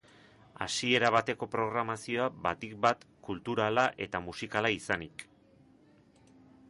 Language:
Basque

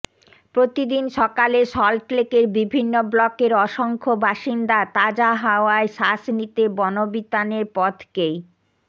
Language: Bangla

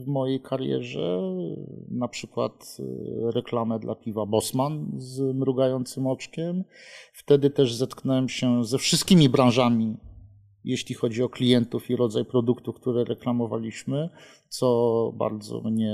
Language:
Polish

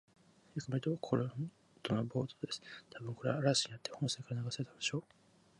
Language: Japanese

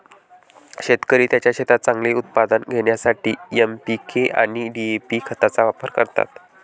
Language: Marathi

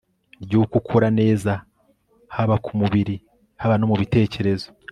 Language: Kinyarwanda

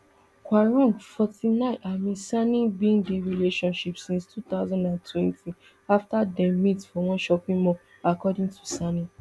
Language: Nigerian Pidgin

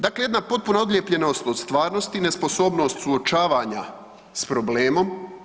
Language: Croatian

